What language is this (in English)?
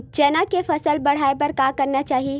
Chhattisgarhi